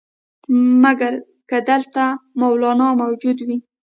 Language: Pashto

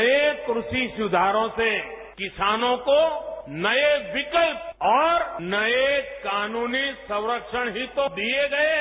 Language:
Hindi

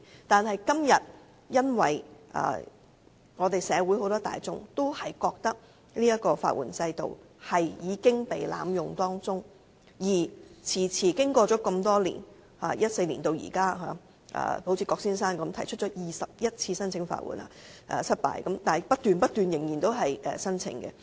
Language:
Cantonese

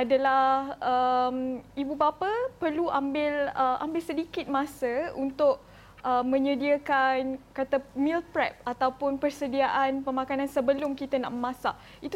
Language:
Malay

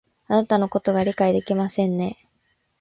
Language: Japanese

